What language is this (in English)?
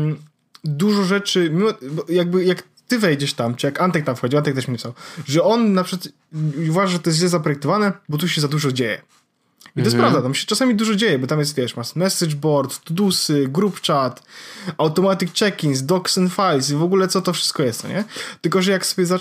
Polish